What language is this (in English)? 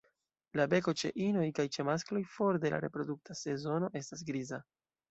Esperanto